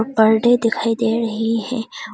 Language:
Hindi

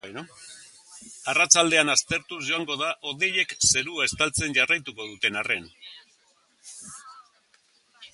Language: Basque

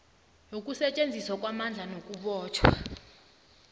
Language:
South Ndebele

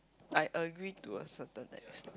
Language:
English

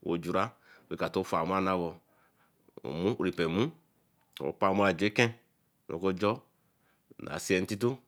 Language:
Eleme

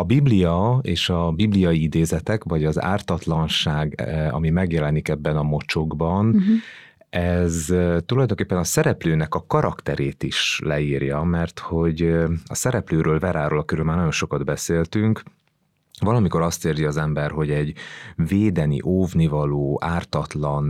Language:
Hungarian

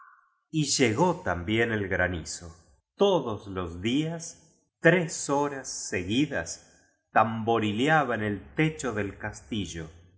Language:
Spanish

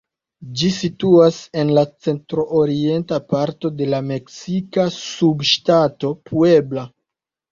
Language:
Esperanto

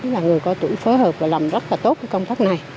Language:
Vietnamese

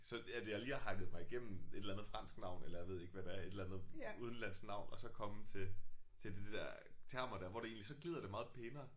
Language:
Danish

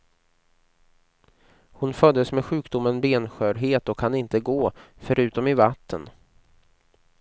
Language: Swedish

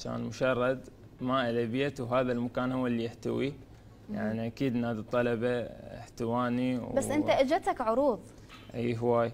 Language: Arabic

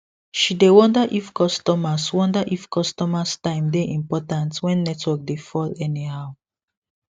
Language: Nigerian Pidgin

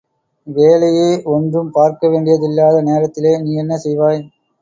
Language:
Tamil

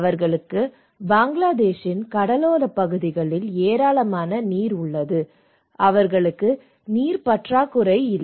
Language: Tamil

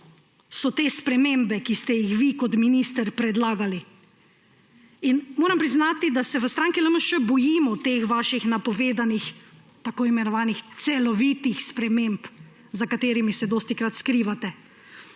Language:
Slovenian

